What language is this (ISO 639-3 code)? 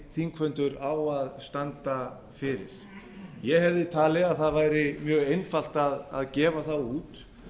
isl